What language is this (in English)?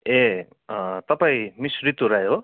Nepali